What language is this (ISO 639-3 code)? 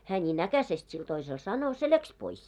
fin